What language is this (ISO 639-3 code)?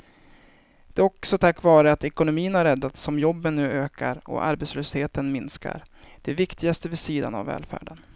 swe